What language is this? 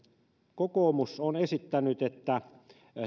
Finnish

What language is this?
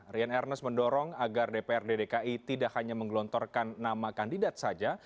Indonesian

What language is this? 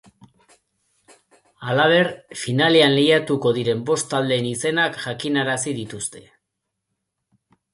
Basque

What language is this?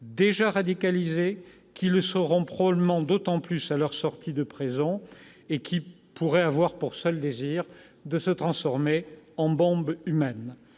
French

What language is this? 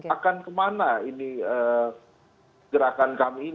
Indonesian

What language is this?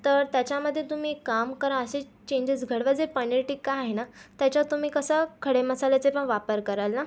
Marathi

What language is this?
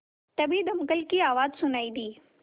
Hindi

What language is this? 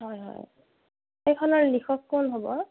Assamese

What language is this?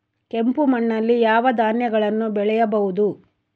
Kannada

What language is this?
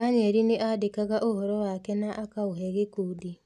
Kikuyu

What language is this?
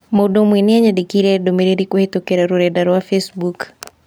Kikuyu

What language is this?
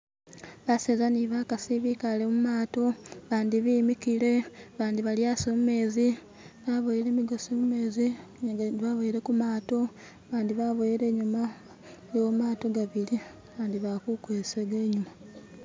Masaaba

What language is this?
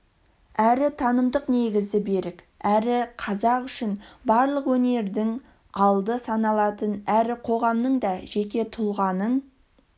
Kazakh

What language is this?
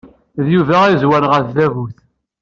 Kabyle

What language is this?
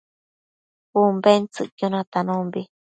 Matsés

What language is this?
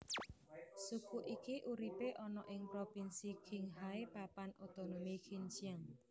Javanese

